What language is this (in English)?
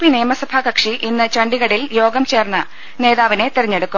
Malayalam